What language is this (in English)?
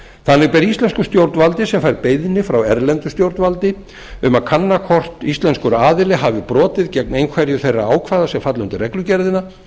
Icelandic